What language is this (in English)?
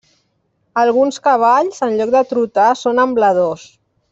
Catalan